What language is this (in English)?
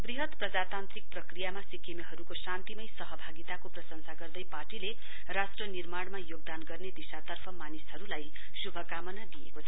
Nepali